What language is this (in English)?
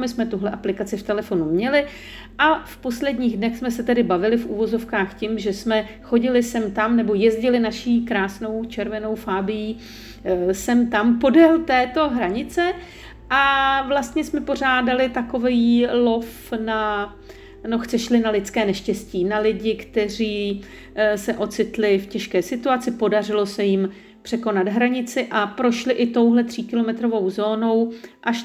Czech